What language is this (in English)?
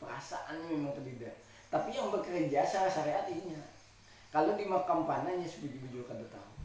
Indonesian